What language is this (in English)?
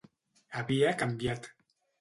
Catalan